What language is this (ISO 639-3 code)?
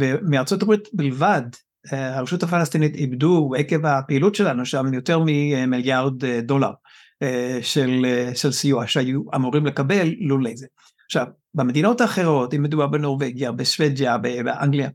heb